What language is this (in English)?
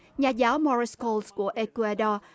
Vietnamese